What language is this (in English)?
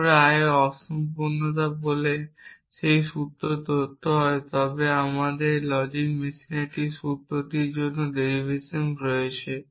Bangla